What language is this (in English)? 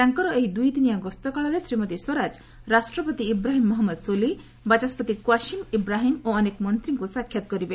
Odia